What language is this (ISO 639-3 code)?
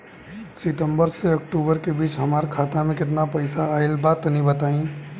bho